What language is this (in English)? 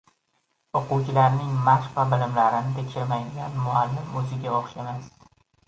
Uzbek